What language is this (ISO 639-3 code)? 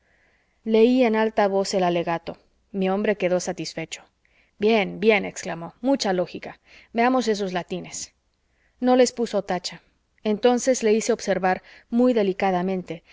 spa